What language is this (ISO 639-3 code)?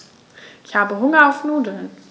deu